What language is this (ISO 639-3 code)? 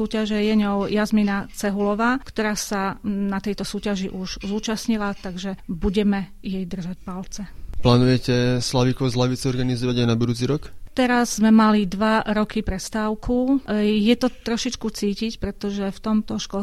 slk